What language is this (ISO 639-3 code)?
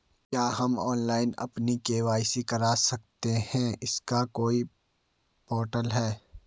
hin